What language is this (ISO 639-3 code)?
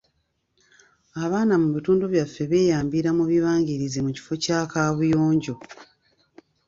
lug